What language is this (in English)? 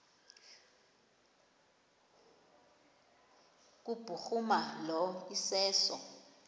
Xhosa